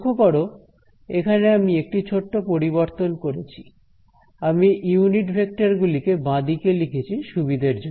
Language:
Bangla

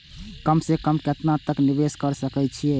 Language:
Maithili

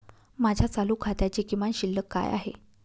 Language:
Marathi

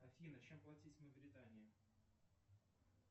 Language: Russian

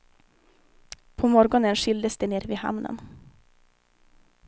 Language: Swedish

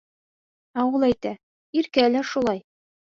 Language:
Bashkir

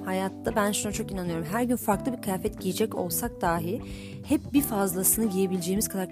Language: Turkish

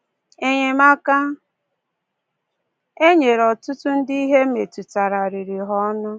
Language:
Igbo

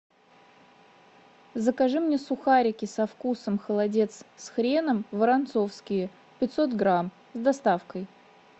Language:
Russian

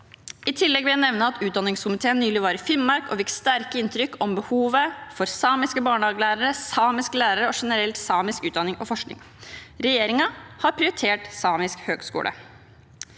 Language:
Norwegian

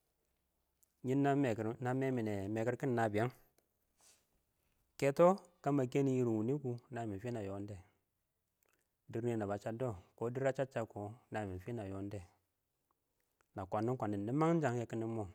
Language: Awak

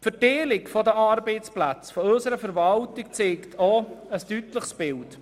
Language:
Swiss German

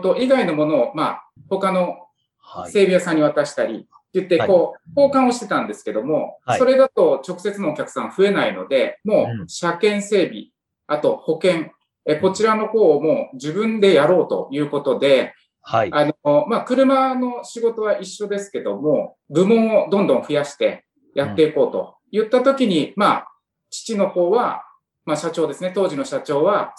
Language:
Japanese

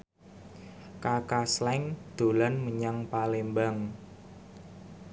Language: Javanese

